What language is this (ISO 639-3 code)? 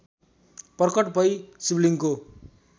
nep